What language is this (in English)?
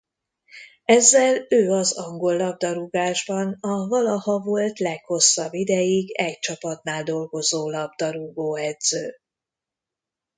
Hungarian